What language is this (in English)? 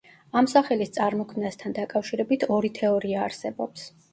Georgian